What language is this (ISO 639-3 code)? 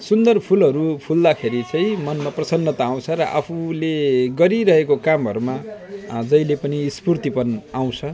nep